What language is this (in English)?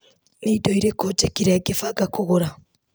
Kikuyu